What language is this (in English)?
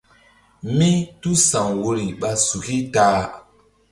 Mbum